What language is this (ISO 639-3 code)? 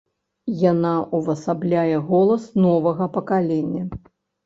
bel